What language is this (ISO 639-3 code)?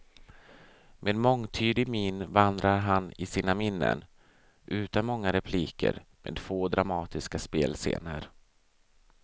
swe